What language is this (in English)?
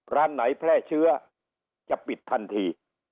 Thai